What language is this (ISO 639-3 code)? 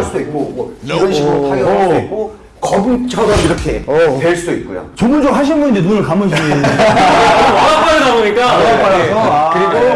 kor